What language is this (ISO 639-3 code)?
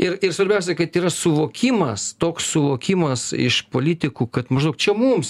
lit